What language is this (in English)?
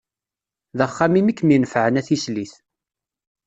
Kabyle